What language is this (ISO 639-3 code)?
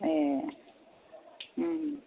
brx